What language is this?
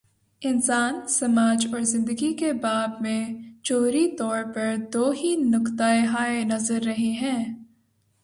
Urdu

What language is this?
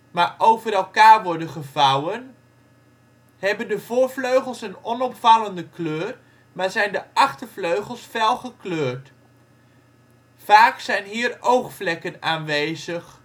Dutch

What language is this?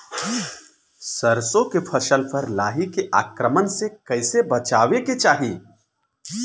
Bhojpuri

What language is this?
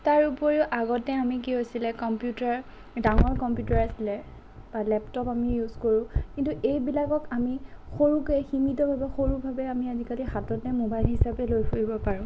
Assamese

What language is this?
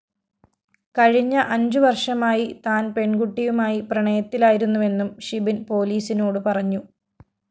Malayalam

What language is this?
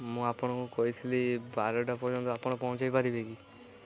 Odia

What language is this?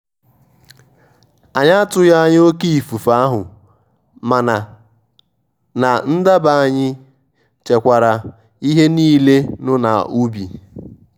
Igbo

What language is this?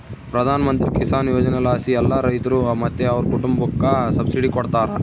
Kannada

